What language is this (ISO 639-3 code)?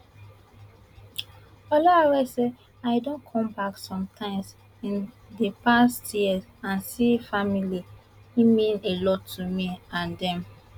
pcm